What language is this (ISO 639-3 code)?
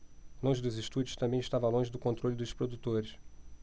por